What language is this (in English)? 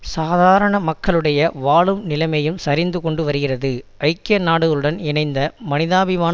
Tamil